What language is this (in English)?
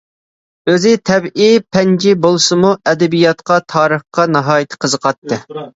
Uyghur